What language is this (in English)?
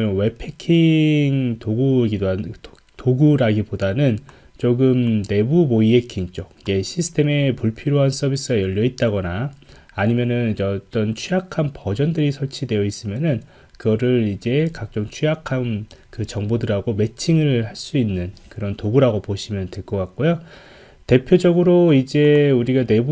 Korean